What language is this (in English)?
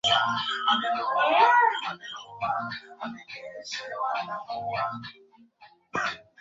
Swahili